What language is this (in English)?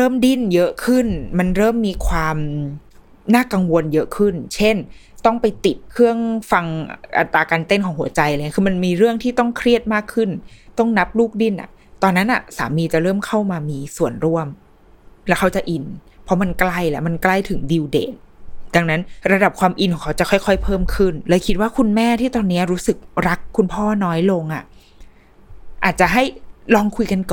Thai